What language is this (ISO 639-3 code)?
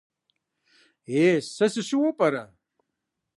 kbd